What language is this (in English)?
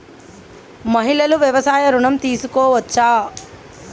Telugu